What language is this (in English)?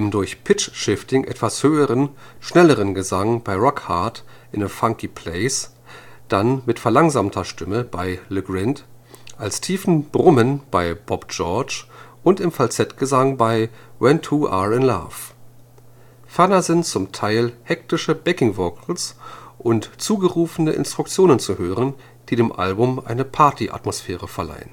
German